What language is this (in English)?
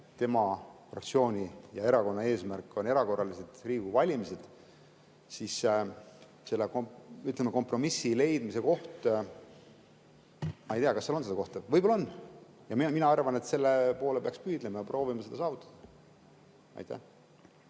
Estonian